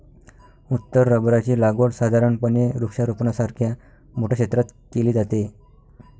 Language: Marathi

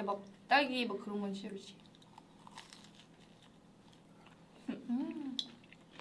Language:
Korean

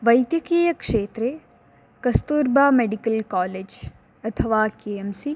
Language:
Sanskrit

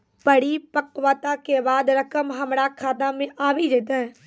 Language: Maithili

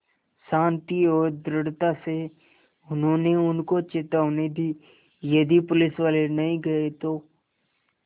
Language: Hindi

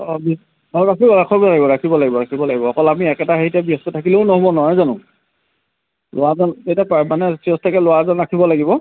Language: Assamese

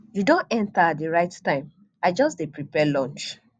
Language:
Nigerian Pidgin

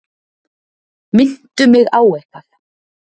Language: Icelandic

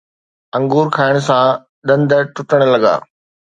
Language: Sindhi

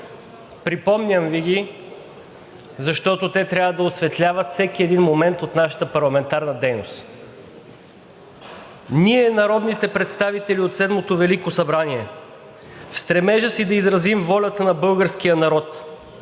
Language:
Bulgarian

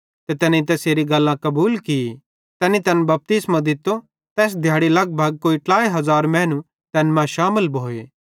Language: Bhadrawahi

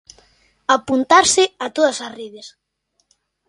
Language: Galician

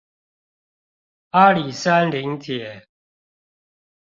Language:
Chinese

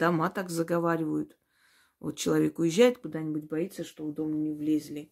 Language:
Russian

